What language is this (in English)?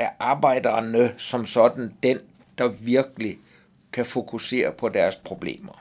Danish